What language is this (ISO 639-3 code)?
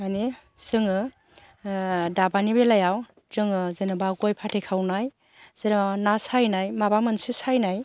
brx